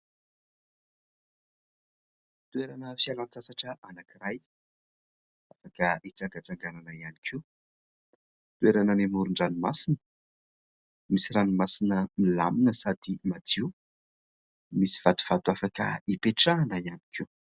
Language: Malagasy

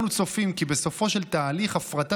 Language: Hebrew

